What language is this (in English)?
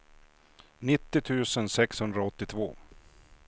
Swedish